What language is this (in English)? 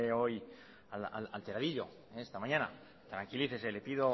Spanish